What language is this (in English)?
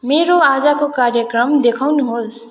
Nepali